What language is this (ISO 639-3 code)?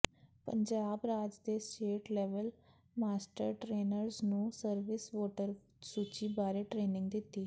pan